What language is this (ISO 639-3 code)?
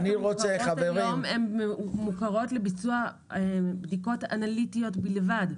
heb